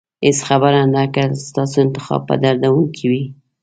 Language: Pashto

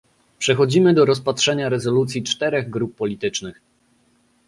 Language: Polish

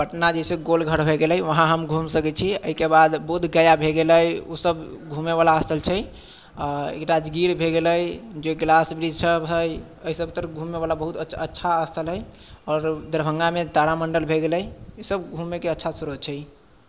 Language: Maithili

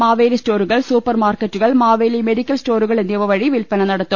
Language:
Malayalam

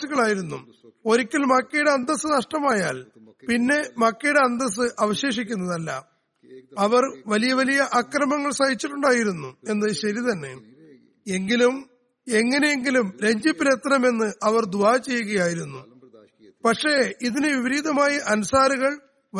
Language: Malayalam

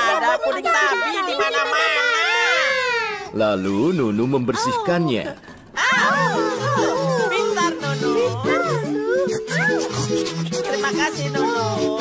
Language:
Indonesian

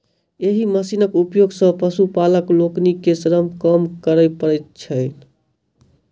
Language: Maithili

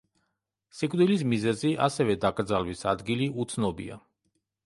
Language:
Georgian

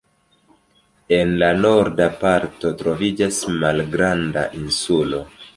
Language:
Esperanto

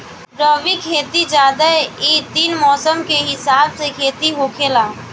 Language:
Bhojpuri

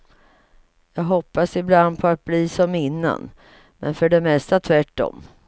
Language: Swedish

